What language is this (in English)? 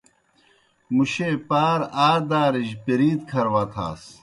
Kohistani Shina